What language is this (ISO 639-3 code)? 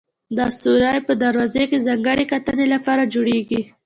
pus